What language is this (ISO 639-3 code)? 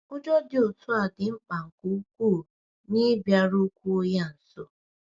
ibo